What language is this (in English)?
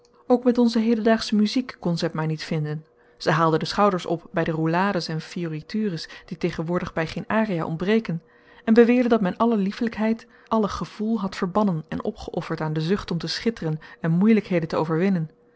Dutch